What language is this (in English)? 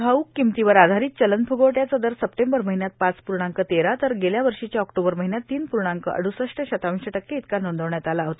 Marathi